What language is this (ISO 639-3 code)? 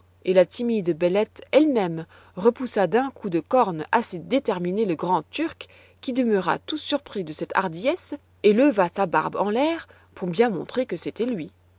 fra